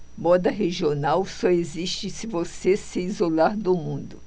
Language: Portuguese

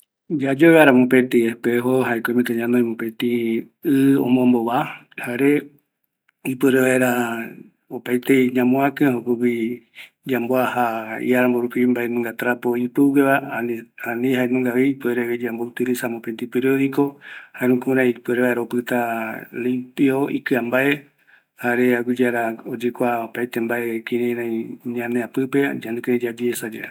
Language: Eastern Bolivian Guaraní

